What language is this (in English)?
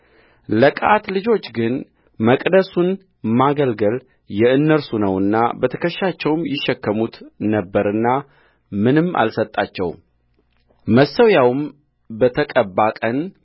Amharic